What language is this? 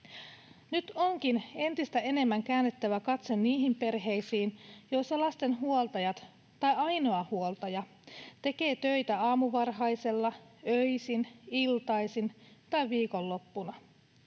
Finnish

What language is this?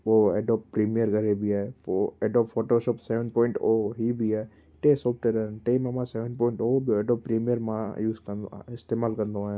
Sindhi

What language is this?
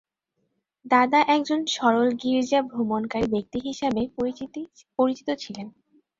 Bangla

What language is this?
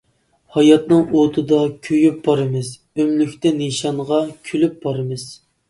Uyghur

